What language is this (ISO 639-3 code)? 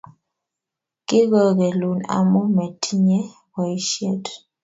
kln